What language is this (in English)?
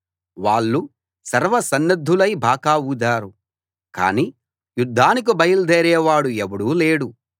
Telugu